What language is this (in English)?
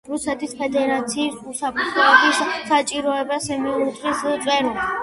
Georgian